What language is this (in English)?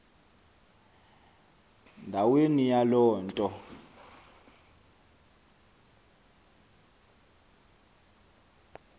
Xhosa